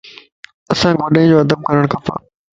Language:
Lasi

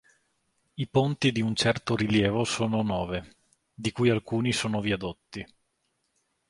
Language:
Italian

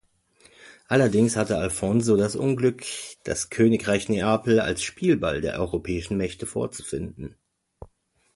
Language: German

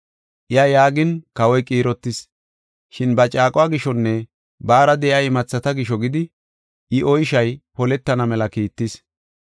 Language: Gofa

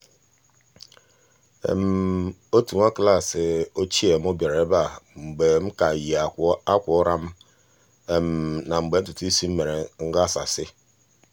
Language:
Igbo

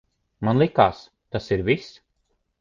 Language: Latvian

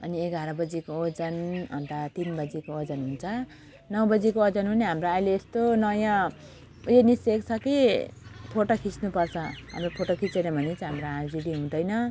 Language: Nepali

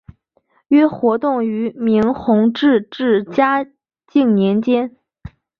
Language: Chinese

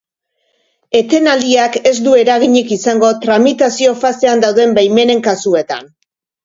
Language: Basque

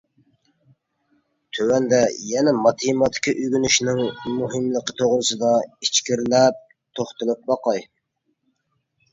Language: Uyghur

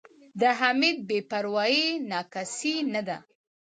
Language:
Pashto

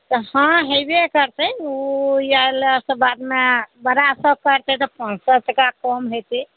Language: Maithili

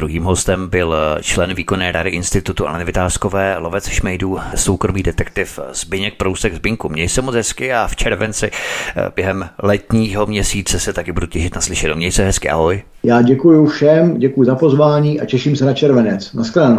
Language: Czech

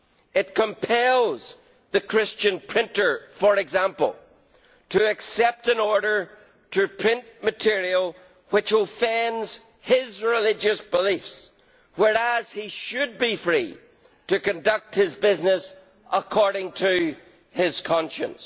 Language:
English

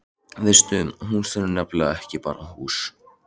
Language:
Icelandic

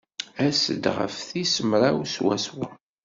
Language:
Kabyle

